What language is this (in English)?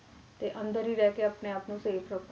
Punjabi